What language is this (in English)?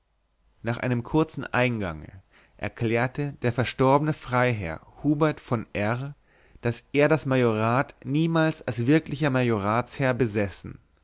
German